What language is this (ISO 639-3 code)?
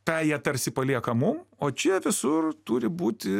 lit